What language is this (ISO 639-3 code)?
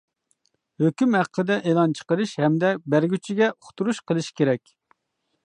uig